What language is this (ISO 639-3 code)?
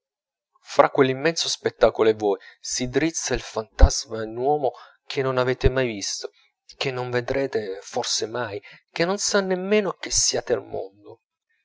ita